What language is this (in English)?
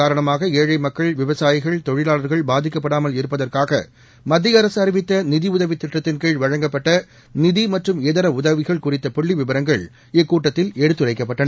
Tamil